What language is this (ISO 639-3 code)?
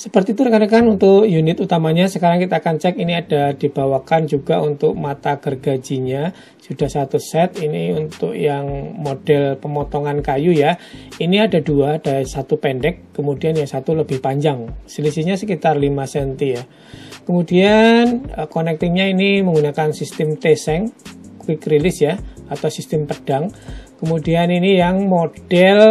ind